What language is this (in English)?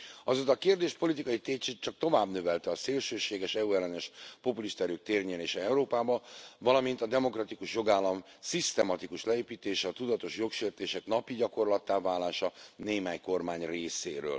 Hungarian